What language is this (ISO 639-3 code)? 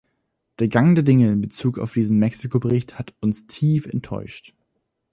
deu